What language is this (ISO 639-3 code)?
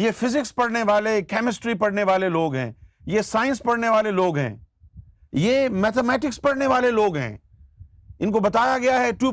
urd